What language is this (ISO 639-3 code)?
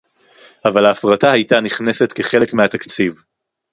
heb